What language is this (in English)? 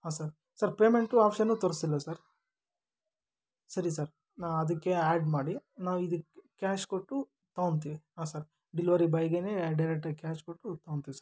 Kannada